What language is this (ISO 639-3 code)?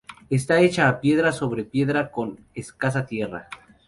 spa